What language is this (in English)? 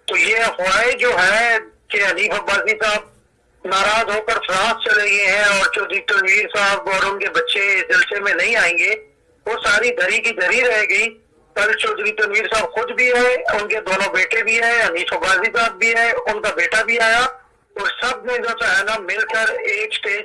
Urdu